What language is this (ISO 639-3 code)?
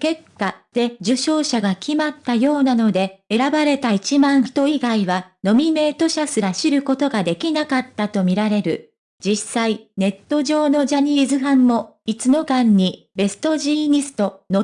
jpn